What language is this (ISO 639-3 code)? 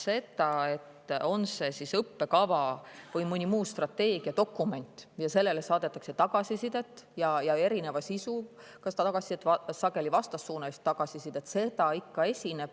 est